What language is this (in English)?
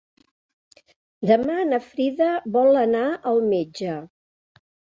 Catalan